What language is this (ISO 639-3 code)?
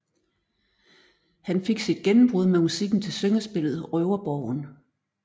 dan